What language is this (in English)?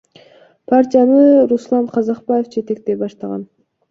Kyrgyz